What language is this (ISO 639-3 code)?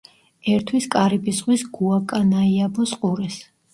kat